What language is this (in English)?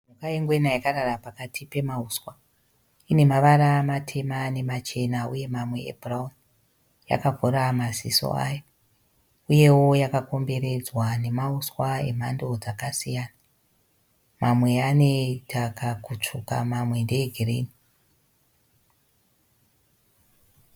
Shona